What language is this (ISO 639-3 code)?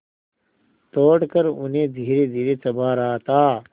hin